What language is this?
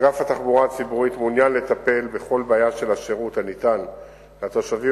Hebrew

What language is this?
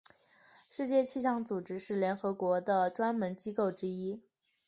Chinese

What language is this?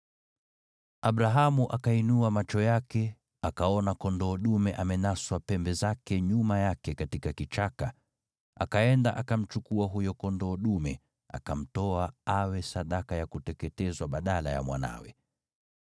Swahili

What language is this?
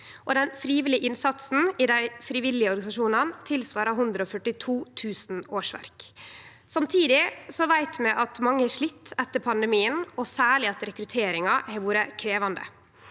Norwegian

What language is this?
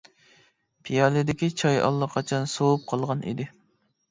Uyghur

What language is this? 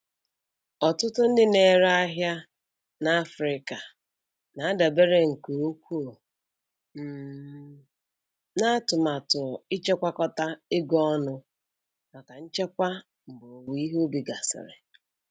Igbo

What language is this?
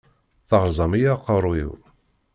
Kabyle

